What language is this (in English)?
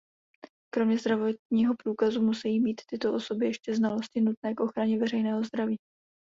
Czech